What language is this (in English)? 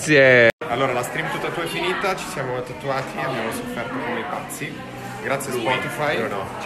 Italian